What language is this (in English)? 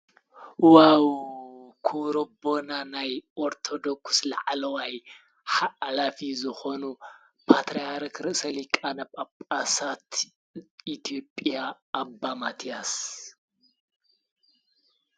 Tigrinya